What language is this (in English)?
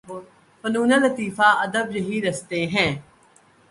Urdu